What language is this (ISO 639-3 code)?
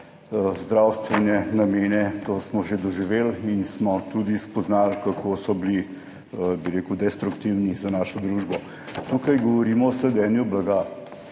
slv